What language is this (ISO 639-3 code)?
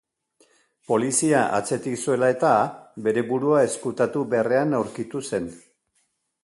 eus